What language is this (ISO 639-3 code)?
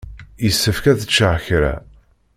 kab